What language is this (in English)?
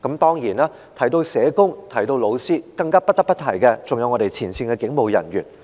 Cantonese